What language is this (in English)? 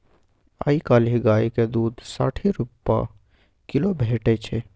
Maithili